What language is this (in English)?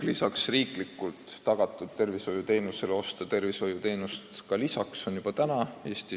Estonian